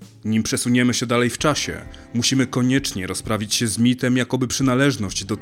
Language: Polish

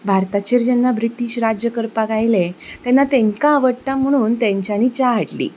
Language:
Konkani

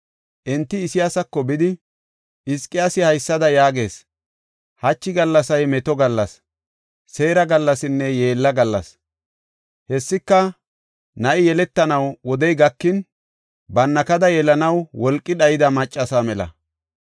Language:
Gofa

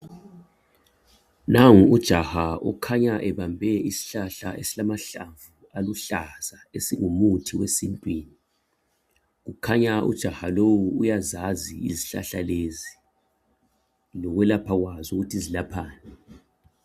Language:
North Ndebele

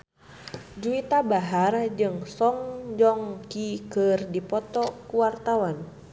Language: Sundanese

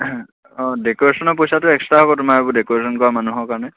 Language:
Assamese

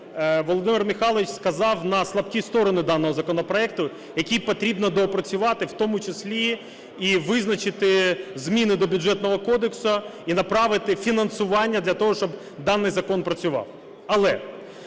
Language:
Ukrainian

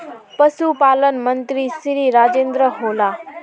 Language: Magahi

